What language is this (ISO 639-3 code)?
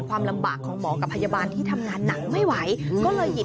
tha